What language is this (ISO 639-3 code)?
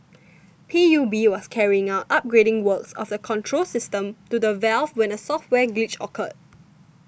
eng